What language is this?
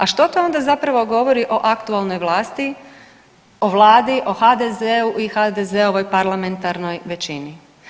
Croatian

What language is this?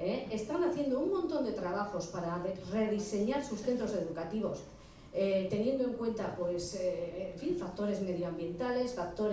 Spanish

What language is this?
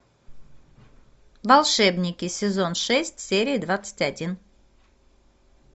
Russian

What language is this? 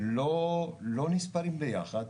Hebrew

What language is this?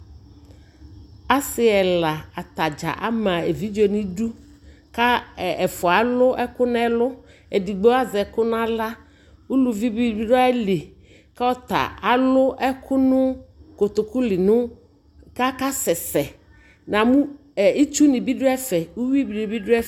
Ikposo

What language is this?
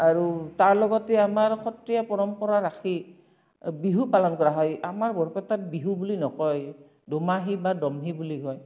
Assamese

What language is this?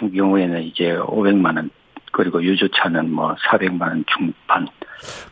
Korean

